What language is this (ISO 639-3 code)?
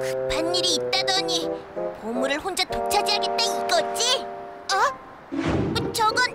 kor